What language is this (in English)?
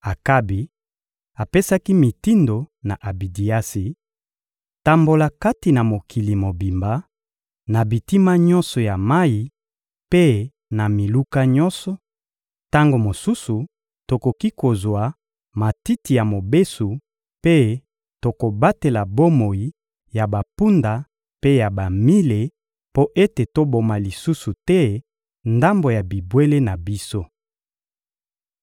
Lingala